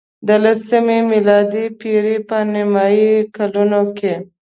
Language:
Pashto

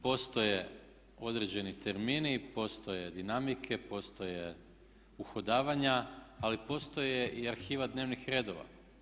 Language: Croatian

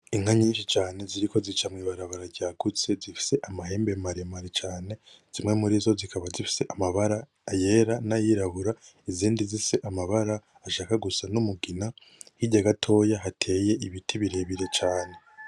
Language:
Rundi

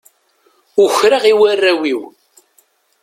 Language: Kabyle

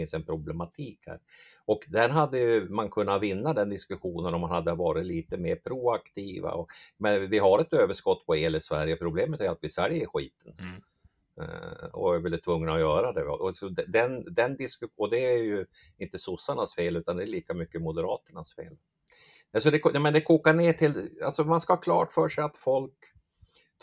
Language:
Swedish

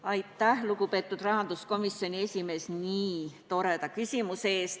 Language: Estonian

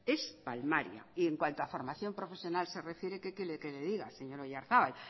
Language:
Spanish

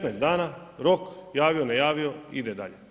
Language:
Croatian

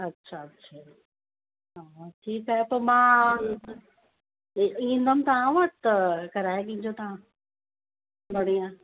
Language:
Sindhi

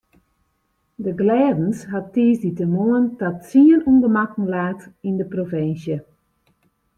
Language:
Western Frisian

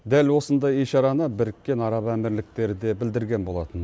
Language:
Kazakh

